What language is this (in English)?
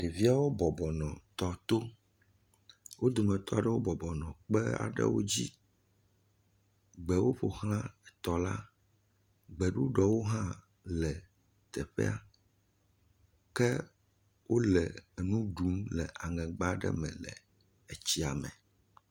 Ewe